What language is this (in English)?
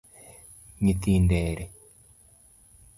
Luo (Kenya and Tanzania)